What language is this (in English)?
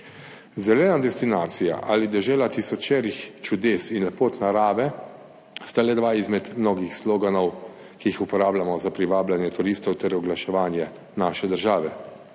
Slovenian